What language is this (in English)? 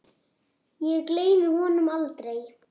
Icelandic